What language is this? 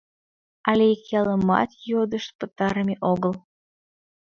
Mari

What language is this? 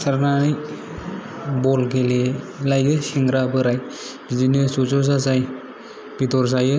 Bodo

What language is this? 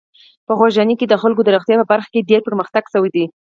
Pashto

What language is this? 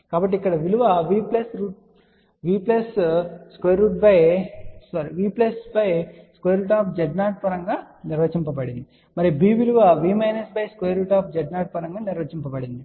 Telugu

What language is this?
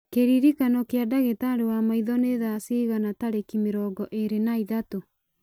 Kikuyu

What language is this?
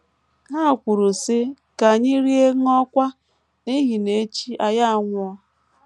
Igbo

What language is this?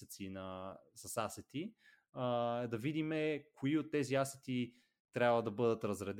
Bulgarian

